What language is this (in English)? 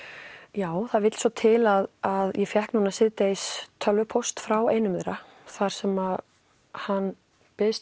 Icelandic